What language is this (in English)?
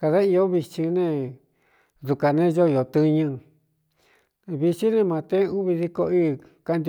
Cuyamecalco Mixtec